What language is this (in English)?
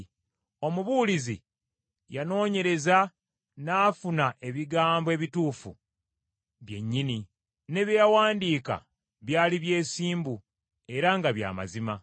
Ganda